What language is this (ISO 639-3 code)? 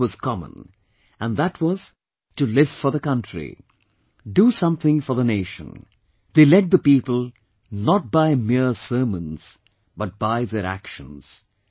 eng